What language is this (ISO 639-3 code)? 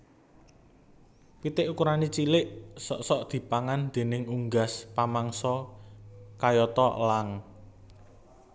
jav